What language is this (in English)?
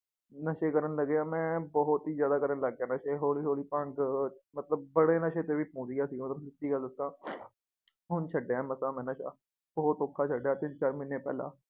Punjabi